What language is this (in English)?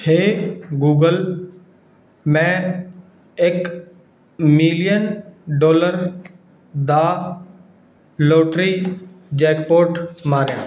Punjabi